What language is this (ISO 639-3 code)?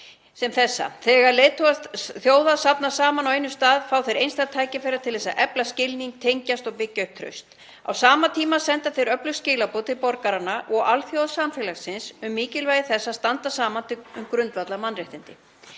isl